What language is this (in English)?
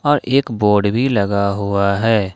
Hindi